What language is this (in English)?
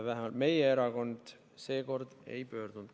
Estonian